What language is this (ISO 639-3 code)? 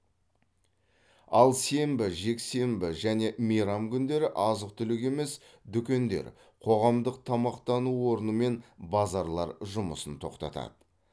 kaz